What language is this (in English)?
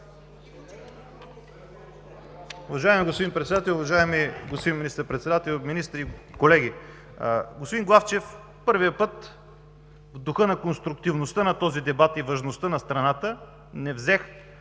Bulgarian